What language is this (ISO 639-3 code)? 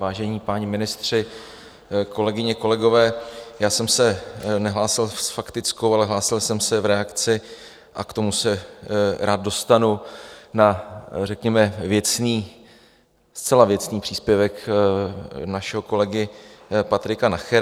ces